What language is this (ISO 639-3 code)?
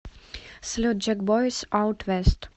rus